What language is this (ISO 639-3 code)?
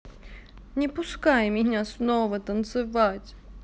rus